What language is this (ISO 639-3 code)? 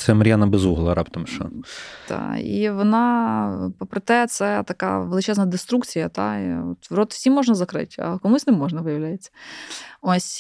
ukr